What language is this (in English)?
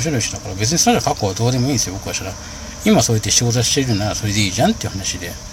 Japanese